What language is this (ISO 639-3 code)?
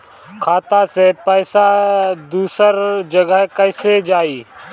bho